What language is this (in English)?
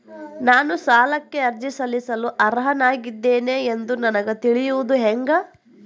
Kannada